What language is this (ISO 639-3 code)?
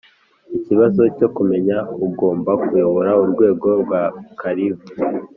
kin